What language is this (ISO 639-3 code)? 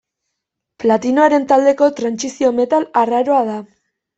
eus